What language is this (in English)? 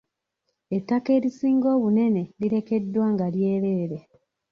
Ganda